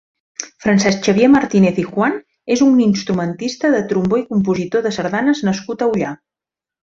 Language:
Catalan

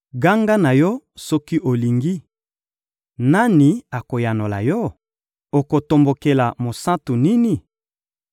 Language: Lingala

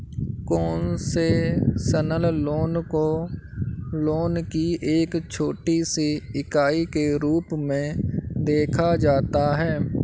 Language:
Hindi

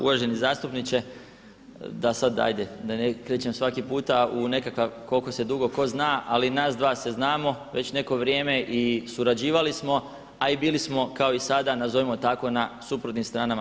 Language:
Croatian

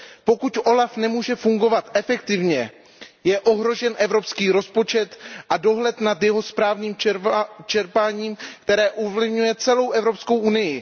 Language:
Czech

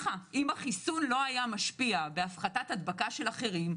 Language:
Hebrew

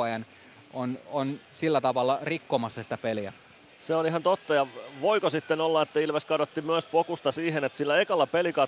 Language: Finnish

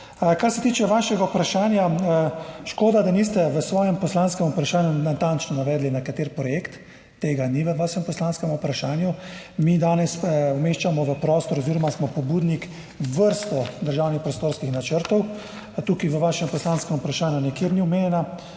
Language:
Slovenian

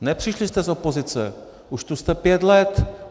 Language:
Czech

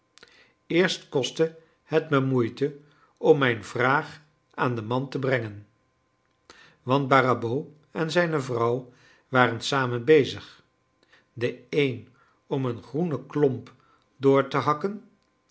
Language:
Dutch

